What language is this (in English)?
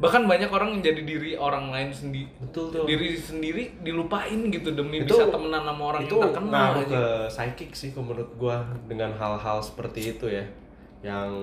Indonesian